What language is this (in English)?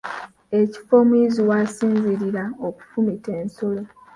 Ganda